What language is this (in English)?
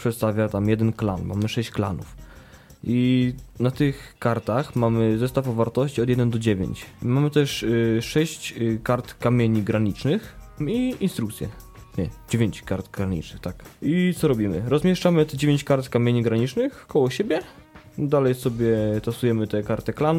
Polish